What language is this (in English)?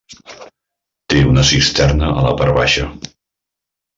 Catalan